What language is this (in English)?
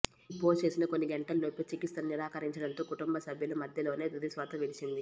Telugu